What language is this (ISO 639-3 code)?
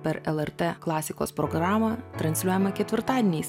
lit